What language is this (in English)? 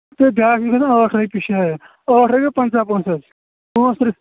Kashmiri